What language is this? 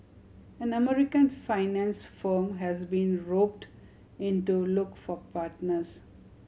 English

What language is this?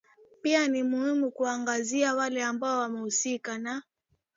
Swahili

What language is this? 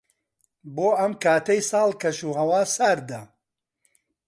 Central Kurdish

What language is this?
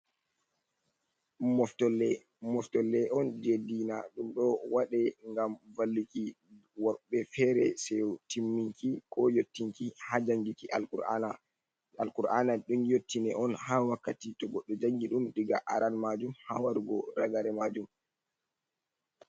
Fula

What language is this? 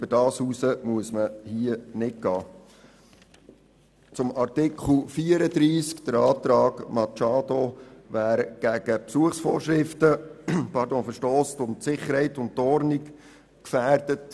Swiss German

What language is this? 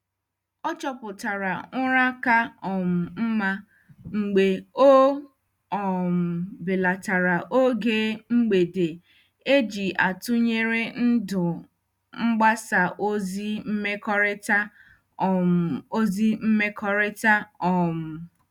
Igbo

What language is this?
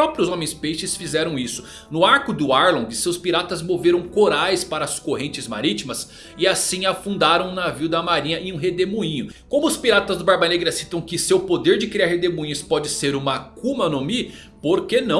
Portuguese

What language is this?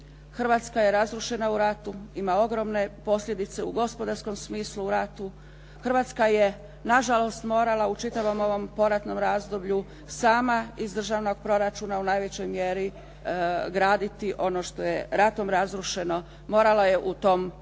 Croatian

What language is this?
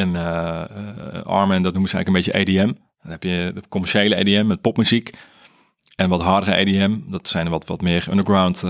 Dutch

